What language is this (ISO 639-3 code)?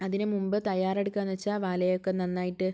mal